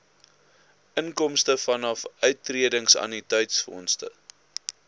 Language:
Afrikaans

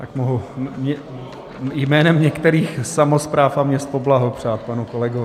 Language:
Czech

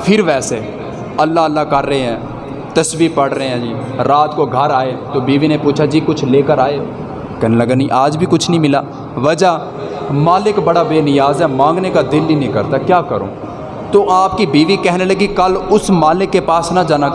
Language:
Urdu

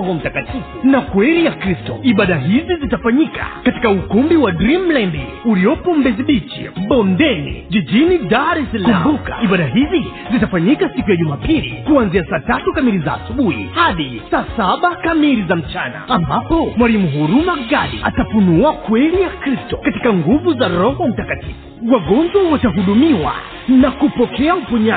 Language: Swahili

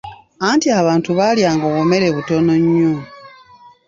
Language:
Ganda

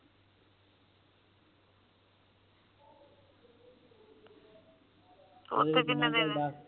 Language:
Punjabi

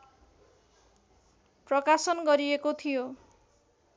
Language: Nepali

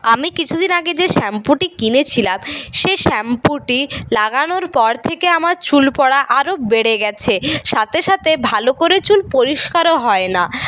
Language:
Bangla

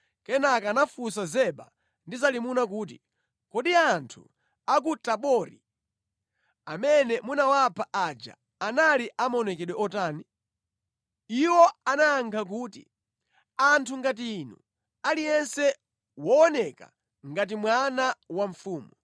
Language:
Nyanja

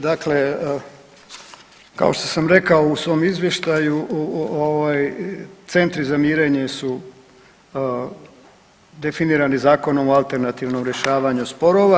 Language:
Croatian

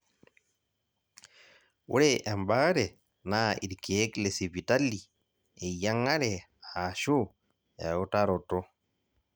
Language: Masai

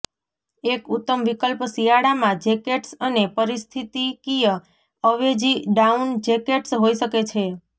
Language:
Gujarati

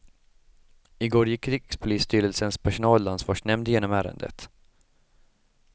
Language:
Swedish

